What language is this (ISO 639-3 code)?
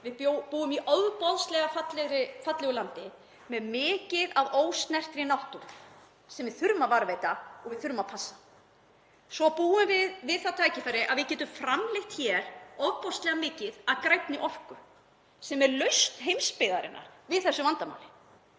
isl